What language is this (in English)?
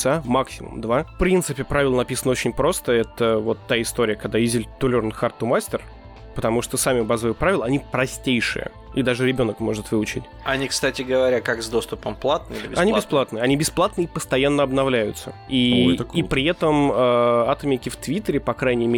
Russian